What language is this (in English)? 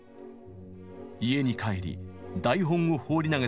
Japanese